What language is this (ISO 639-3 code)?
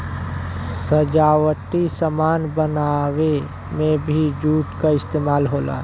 bho